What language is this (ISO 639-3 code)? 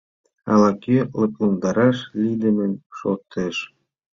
chm